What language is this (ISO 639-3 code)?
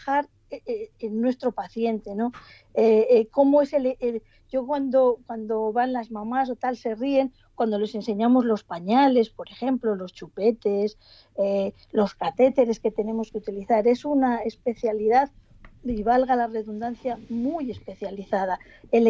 spa